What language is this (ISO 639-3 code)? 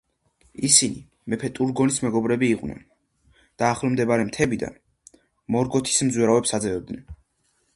kat